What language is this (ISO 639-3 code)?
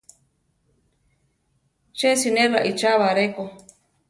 tar